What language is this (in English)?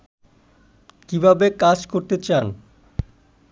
Bangla